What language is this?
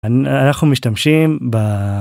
Hebrew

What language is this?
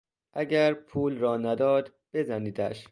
Persian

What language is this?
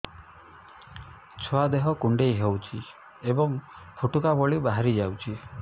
Odia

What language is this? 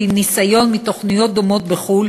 Hebrew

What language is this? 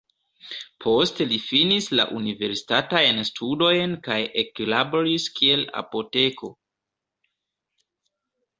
Esperanto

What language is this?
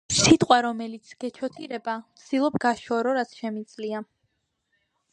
Georgian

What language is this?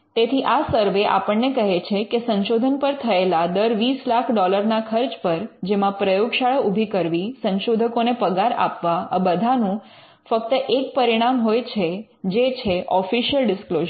Gujarati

